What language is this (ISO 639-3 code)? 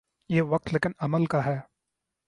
urd